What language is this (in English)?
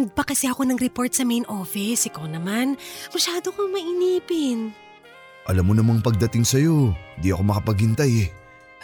Filipino